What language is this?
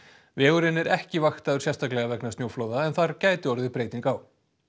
Icelandic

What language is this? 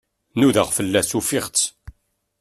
Kabyle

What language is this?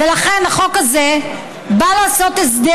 Hebrew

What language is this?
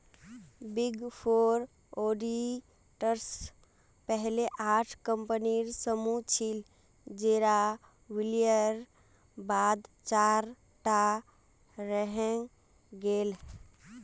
Magahi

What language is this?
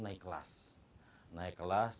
Indonesian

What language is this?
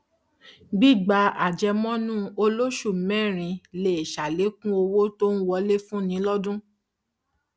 Yoruba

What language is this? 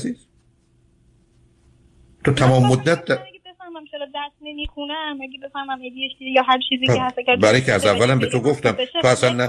Persian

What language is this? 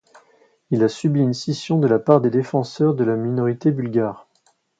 French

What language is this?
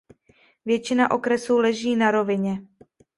Czech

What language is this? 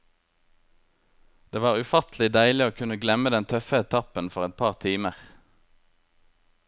Norwegian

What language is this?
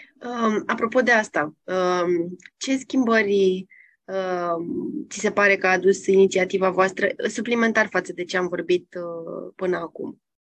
Romanian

